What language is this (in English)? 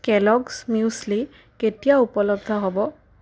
Assamese